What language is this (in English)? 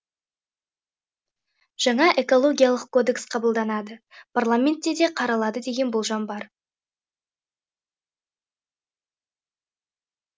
Kazakh